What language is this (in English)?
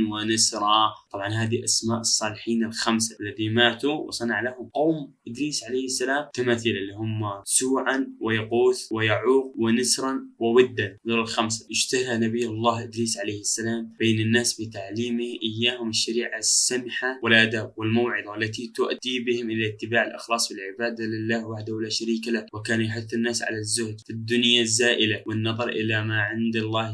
Arabic